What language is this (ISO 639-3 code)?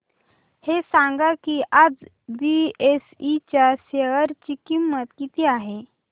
mar